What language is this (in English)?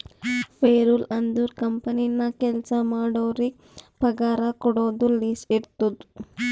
Kannada